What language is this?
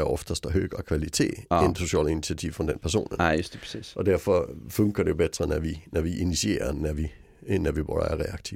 Swedish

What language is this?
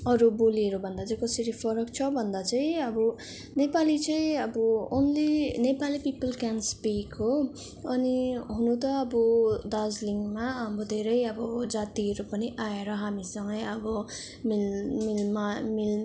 Nepali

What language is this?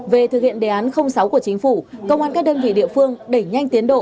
Vietnamese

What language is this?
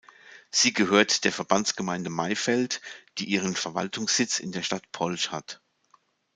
German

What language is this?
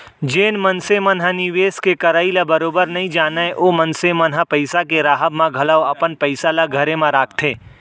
Chhattisgarhi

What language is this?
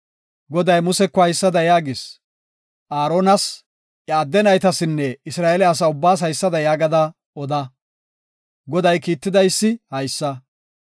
Gofa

